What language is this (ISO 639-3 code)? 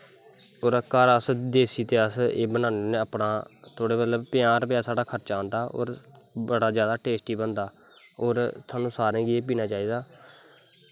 doi